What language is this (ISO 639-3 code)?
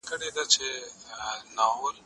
pus